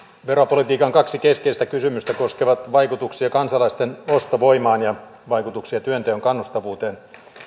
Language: Finnish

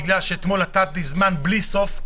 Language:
Hebrew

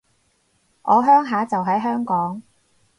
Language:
Cantonese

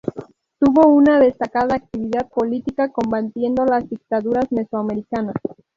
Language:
Spanish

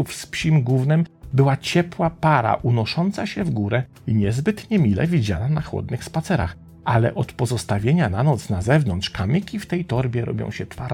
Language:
Polish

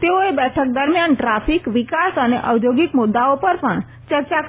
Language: Gujarati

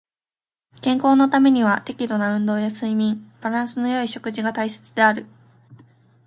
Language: Japanese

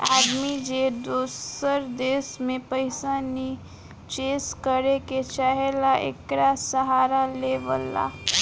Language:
Bhojpuri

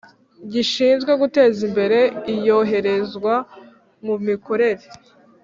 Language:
Kinyarwanda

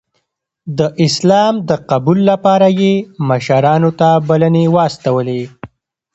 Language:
Pashto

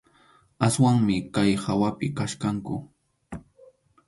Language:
Arequipa-La Unión Quechua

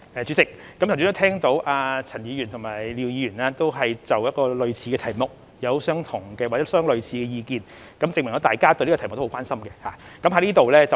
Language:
Cantonese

